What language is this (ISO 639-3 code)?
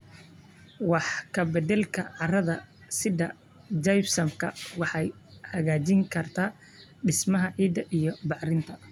som